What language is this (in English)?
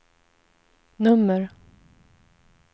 Swedish